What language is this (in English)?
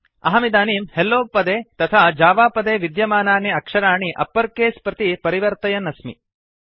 Sanskrit